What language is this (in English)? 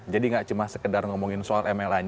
Indonesian